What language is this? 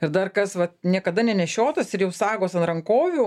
Lithuanian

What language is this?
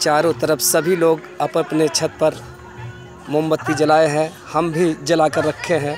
Hindi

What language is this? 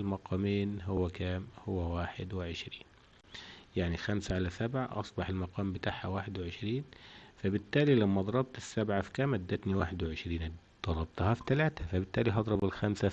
Arabic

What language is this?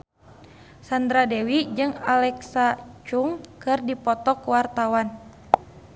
Sundanese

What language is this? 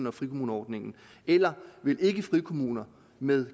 Danish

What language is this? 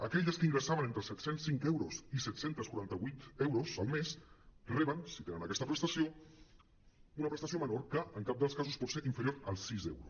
Catalan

